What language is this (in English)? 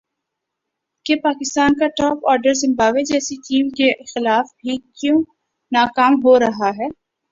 Urdu